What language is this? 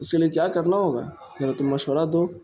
Urdu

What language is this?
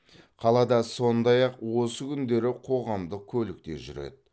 Kazakh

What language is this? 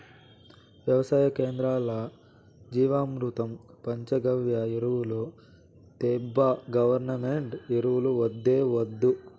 Telugu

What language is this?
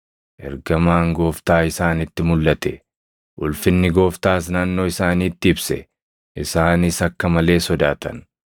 Oromo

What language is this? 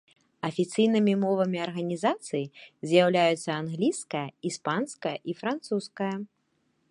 Belarusian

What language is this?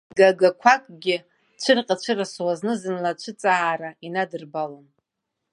Abkhazian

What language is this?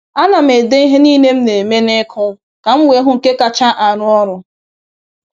Igbo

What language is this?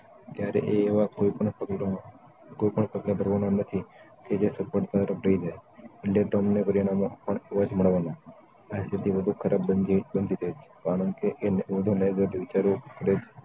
Gujarati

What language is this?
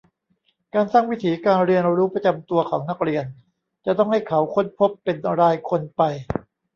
Thai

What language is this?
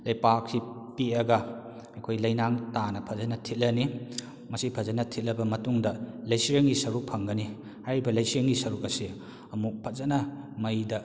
Manipuri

